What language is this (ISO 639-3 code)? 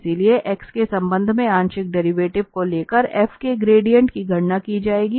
hin